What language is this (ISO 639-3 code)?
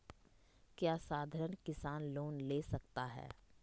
mag